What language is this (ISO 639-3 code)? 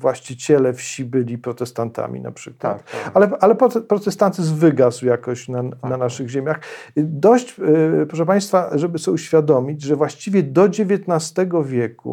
pol